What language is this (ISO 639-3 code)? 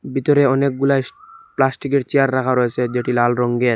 ben